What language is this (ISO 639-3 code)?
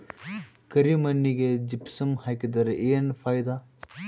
kan